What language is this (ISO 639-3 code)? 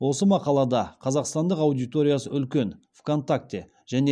kaz